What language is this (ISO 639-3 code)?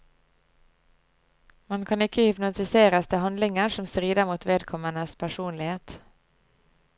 nor